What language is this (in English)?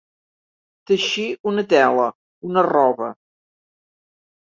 Catalan